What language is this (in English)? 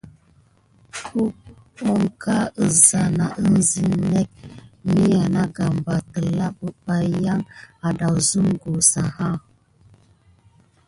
Gidar